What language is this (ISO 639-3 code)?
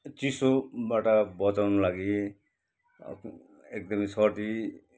nep